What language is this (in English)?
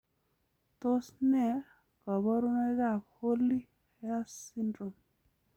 Kalenjin